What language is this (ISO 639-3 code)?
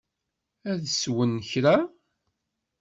kab